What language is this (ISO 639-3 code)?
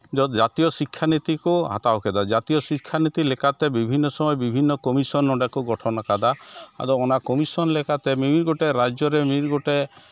sat